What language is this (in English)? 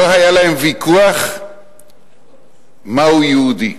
Hebrew